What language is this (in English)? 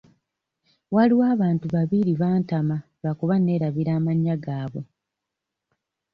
Ganda